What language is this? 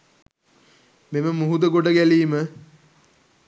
Sinhala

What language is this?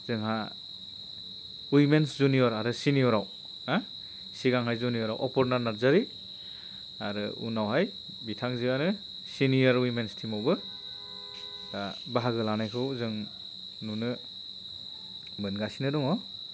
Bodo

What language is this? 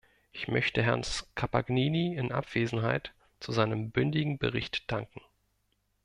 German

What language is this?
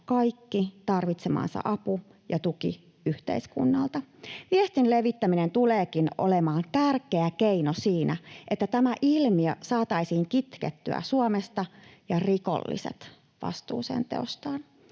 Finnish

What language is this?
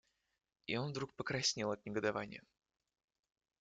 Russian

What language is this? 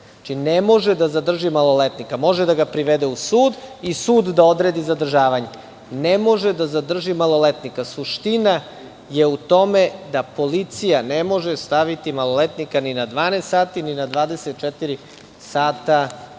Serbian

